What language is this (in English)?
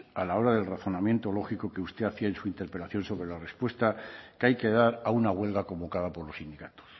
Spanish